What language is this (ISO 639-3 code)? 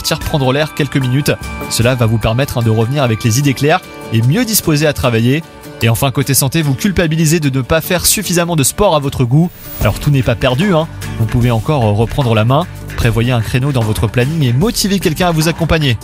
fra